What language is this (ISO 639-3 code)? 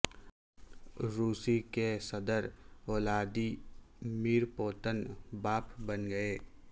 urd